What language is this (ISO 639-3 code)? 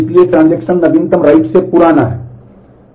hin